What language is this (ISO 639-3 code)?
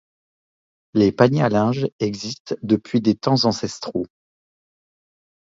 fra